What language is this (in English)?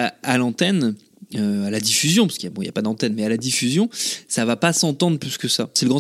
French